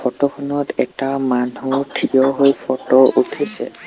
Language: Assamese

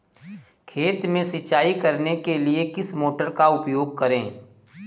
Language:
Hindi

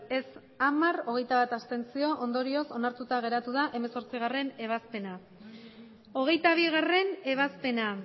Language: Basque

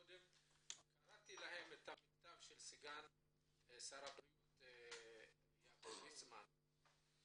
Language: Hebrew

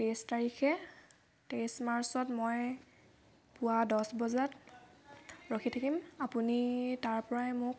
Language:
Assamese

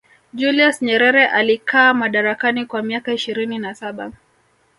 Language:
Swahili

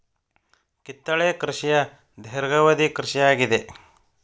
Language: Kannada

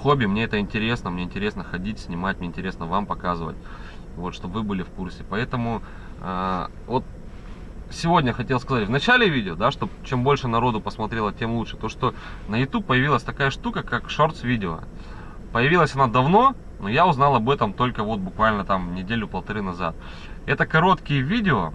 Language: Russian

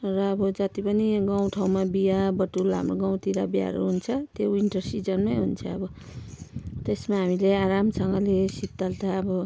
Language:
Nepali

